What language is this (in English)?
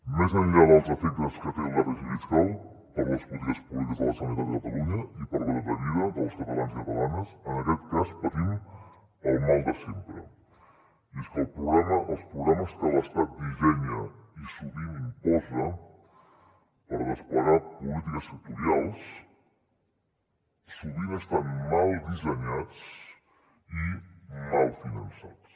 Catalan